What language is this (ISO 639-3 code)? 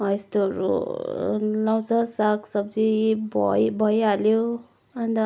nep